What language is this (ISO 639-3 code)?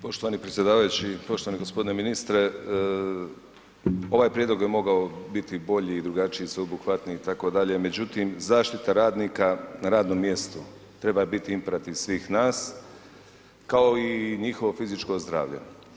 hrv